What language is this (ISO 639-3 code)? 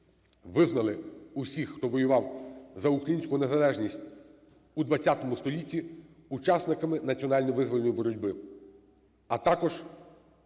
ukr